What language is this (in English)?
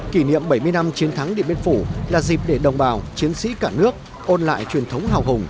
Vietnamese